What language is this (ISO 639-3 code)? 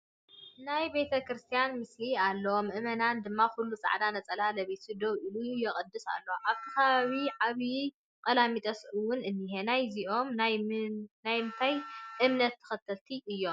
tir